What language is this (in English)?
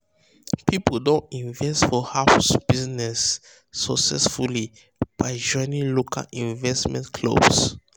Nigerian Pidgin